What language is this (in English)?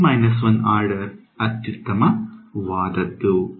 Kannada